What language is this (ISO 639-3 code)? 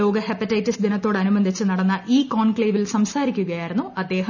mal